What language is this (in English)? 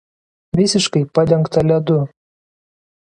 Lithuanian